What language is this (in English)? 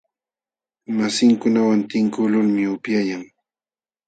Jauja Wanca Quechua